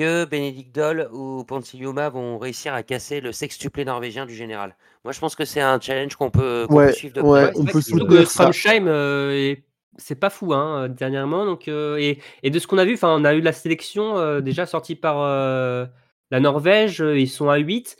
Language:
French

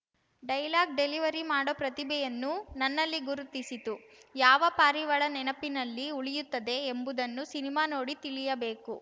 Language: Kannada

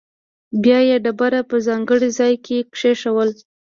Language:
Pashto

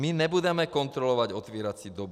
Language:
Czech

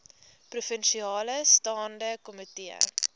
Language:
Afrikaans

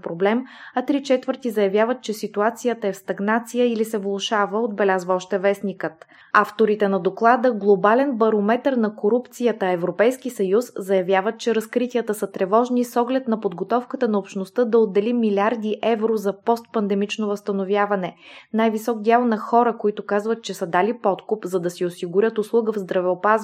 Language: Bulgarian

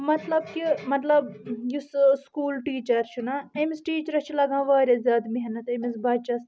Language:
Kashmiri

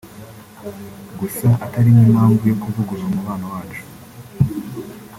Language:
Kinyarwanda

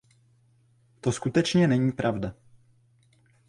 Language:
Czech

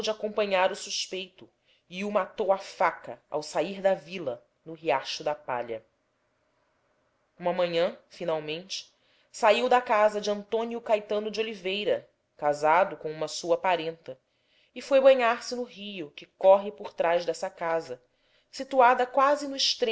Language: Portuguese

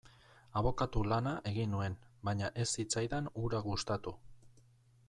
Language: Basque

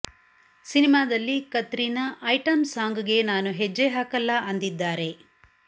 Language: Kannada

